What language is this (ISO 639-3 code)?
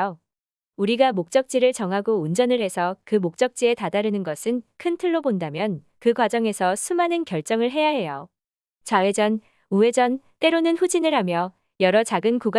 kor